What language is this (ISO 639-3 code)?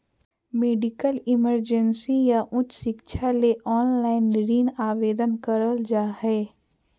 mag